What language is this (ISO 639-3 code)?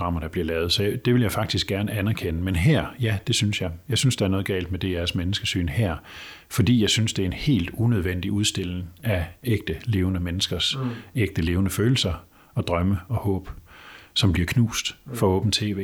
dan